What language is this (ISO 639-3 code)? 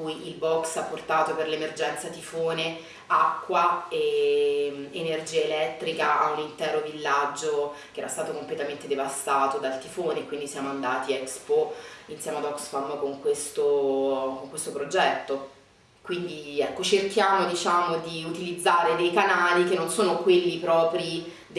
ita